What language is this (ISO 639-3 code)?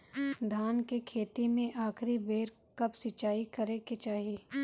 bho